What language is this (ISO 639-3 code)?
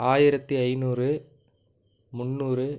tam